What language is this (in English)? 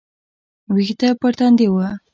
Pashto